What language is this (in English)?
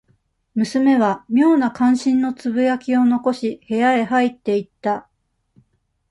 Japanese